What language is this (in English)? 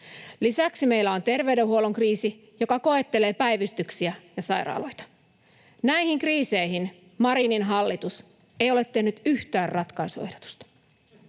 Finnish